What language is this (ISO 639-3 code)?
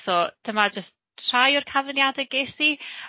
cym